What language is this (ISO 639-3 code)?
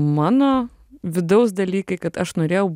lit